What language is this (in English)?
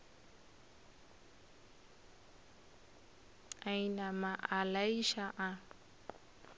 Northern Sotho